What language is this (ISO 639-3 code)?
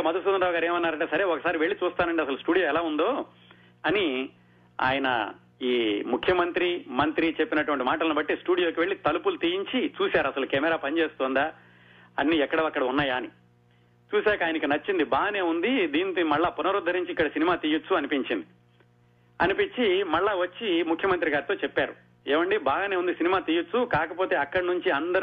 tel